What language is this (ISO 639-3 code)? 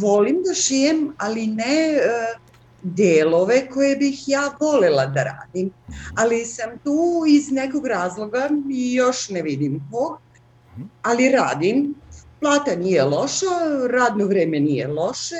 hrv